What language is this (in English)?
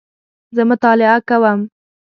Pashto